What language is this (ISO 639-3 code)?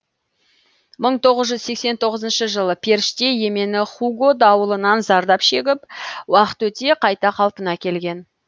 kaz